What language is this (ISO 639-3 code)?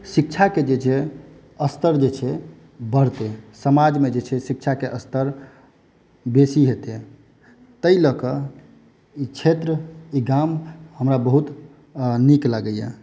mai